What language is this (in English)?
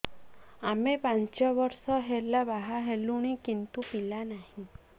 Odia